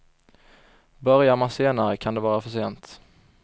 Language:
Swedish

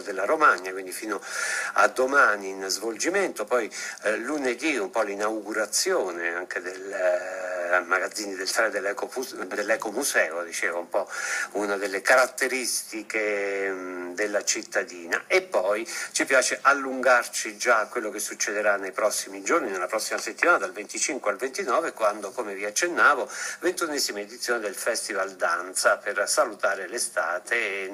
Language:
Italian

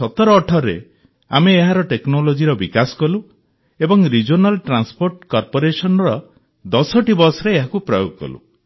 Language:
Odia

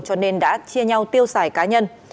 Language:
Vietnamese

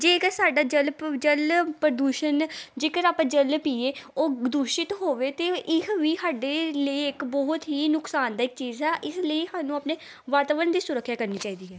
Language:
Punjabi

